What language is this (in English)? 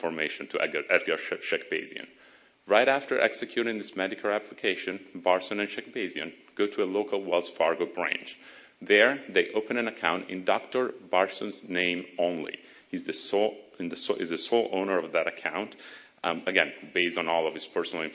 English